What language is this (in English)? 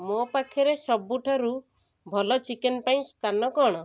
Odia